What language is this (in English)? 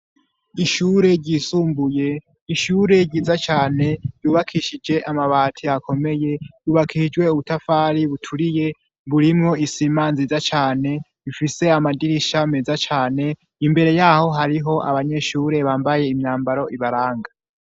Rundi